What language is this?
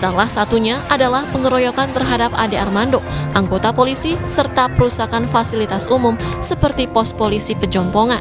Indonesian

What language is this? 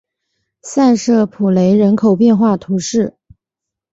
Chinese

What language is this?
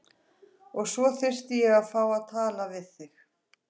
Icelandic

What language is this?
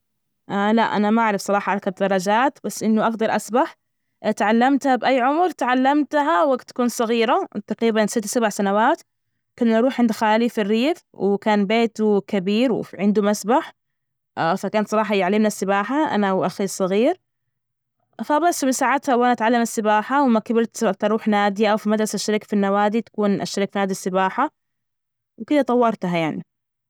Najdi Arabic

